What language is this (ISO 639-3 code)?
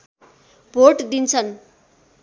nep